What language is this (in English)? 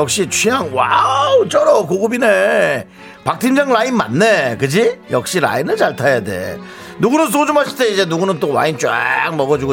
Korean